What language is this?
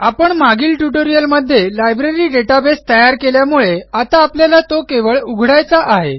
Marathi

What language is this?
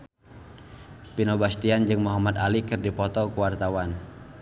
Sundanese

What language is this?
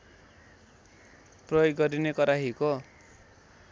Nepali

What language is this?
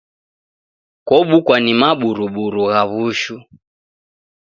Taita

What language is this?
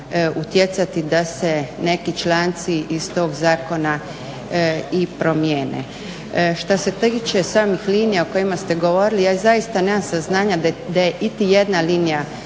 Croatian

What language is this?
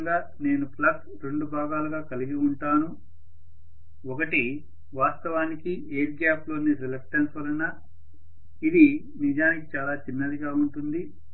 Telugu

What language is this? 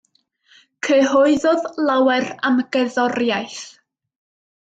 Welsh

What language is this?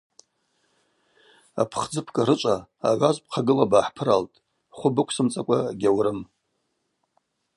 Abaza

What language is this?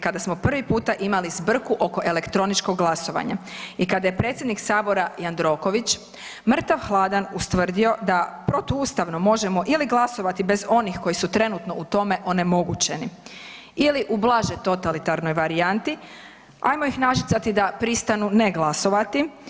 Croatian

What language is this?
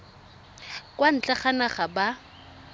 Tswana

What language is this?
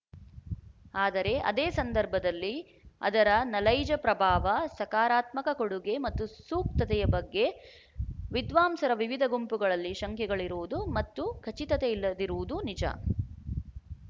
Kannada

